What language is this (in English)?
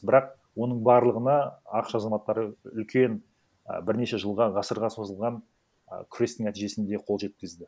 Kazakh